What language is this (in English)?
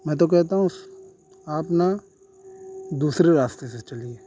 Urdu